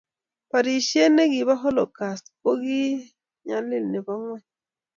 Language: Kalenjin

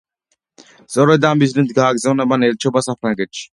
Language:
Georgian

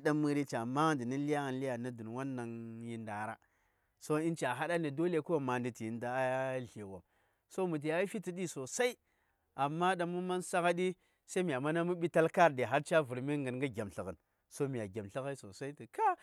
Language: Saya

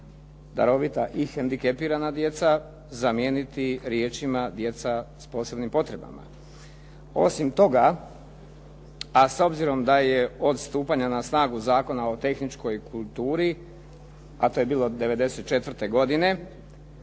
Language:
Croatian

